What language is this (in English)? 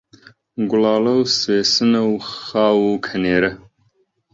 Central Kurdish